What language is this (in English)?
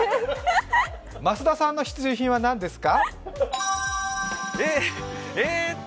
Japanese